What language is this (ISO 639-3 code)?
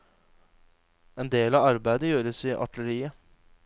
nor